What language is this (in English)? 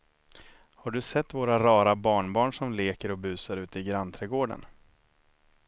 Swedish